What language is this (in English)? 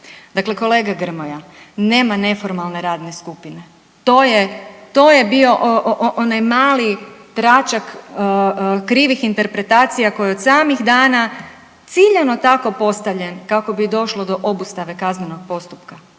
Croatian